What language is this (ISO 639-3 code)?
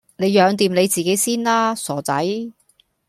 yue